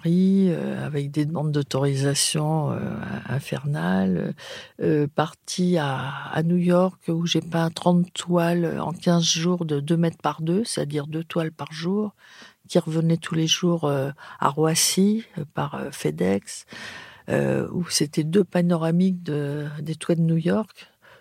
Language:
French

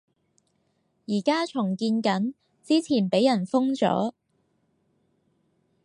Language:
Cantonese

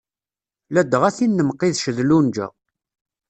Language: Kabyle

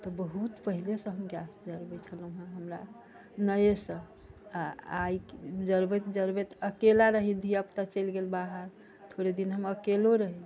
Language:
Maithili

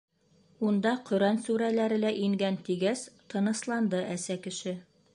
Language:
Bashkir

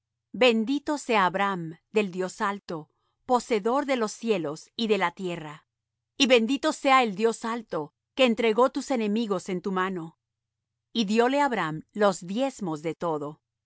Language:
Spanish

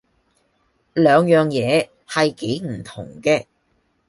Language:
Cantonese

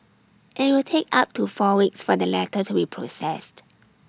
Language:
English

